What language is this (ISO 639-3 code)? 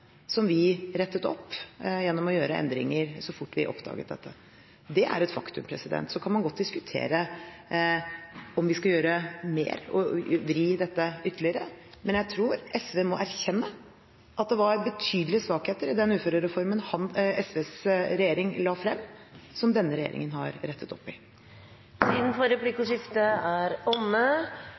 nor